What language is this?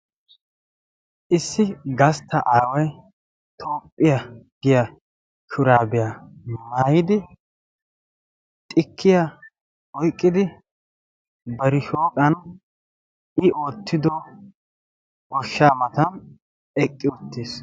Wolaytta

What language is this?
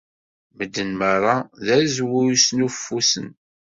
Kabyle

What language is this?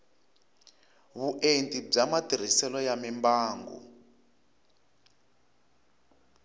Tsonga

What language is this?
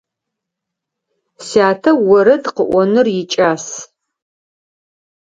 Adyghe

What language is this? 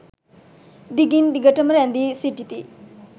Sinhala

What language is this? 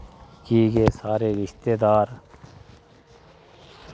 Dogri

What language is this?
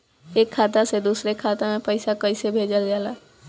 Bhojpuri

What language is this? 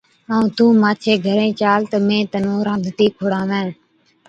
Od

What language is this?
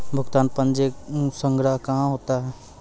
Maithili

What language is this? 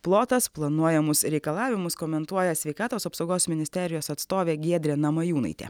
Lithuanian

